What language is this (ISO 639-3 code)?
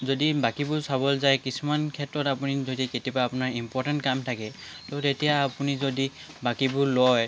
asm